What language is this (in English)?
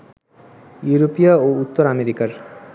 Bangla